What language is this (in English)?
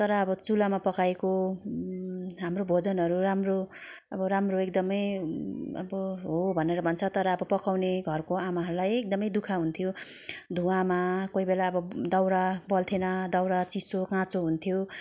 Nepali